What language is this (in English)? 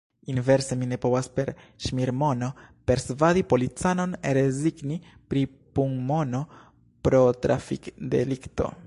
Esperanto